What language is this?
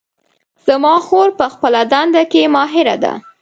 Pashto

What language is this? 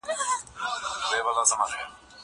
Pashto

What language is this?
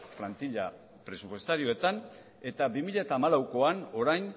Basque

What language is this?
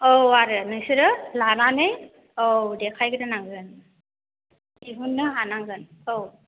Bodo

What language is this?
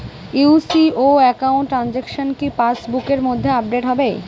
Bangla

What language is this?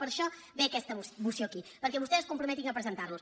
Catalan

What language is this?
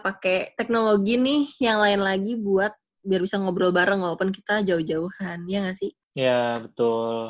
Indonesian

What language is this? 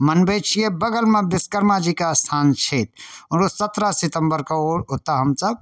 Maithili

